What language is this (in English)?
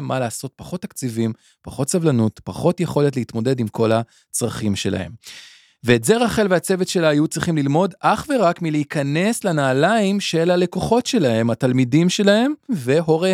Hebrew